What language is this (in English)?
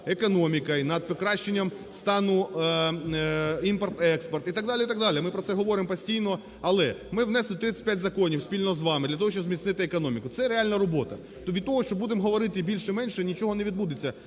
Ukrainian